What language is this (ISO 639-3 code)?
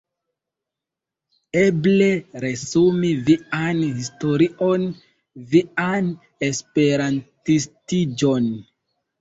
epo